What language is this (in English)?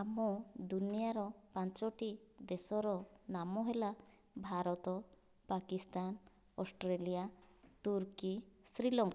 Odia